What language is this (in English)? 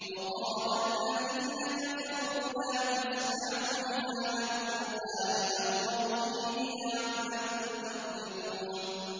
Arabic